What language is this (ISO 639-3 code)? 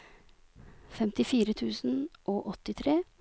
nor